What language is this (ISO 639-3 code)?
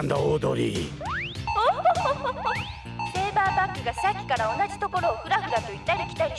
jpn